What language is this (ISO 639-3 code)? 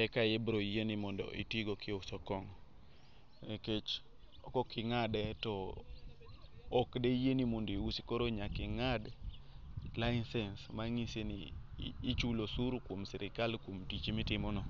luo